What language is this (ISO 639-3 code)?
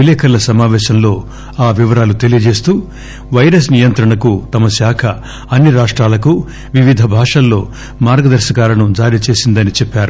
tel